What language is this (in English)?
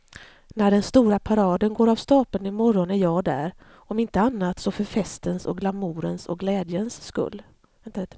Swedish